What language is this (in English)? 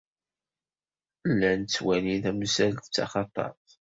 Kabyle